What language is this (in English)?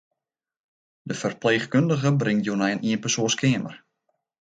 Western Frisian